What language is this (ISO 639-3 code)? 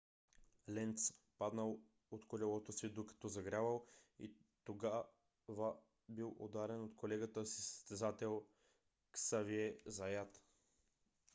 bul